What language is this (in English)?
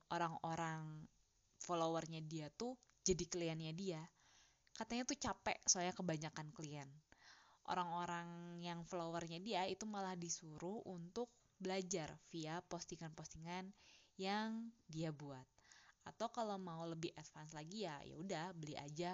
Indonesian